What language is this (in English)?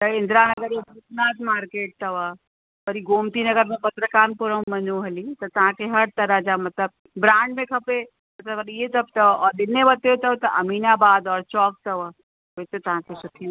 Sindhi